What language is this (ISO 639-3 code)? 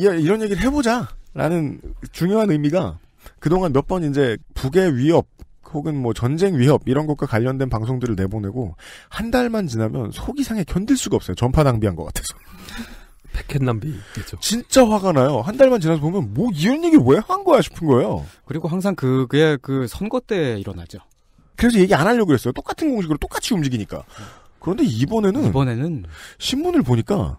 kor